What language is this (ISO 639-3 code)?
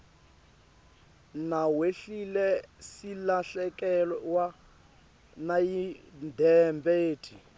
ssw